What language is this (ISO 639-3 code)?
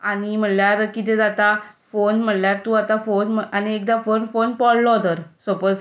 kok